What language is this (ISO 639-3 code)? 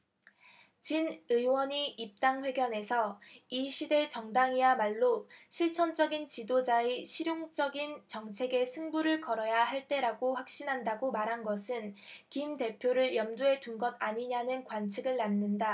kor